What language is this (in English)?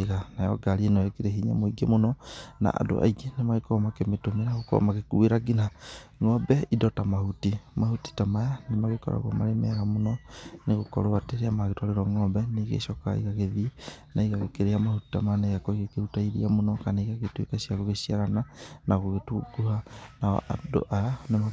Kikuyu